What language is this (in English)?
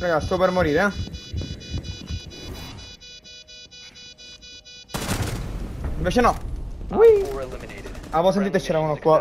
Italian